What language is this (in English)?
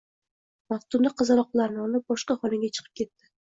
Uzbek